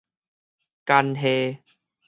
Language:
Min Nan Chinese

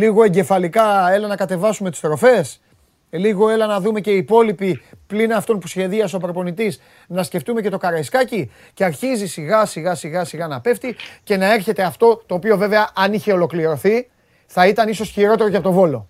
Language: Greek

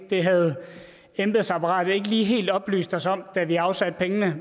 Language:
Danish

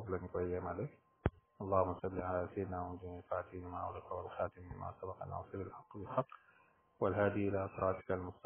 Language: Arabic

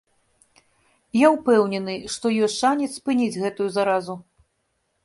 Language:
Belarusian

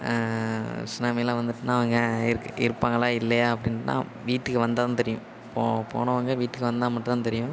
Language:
Tamil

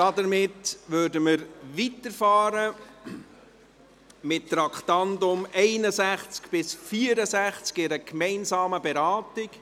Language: Swiss German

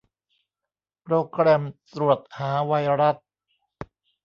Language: Thai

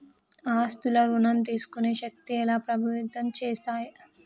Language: Telugu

